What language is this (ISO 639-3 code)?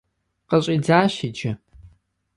kbd